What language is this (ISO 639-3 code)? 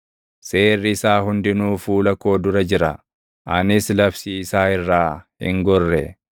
orm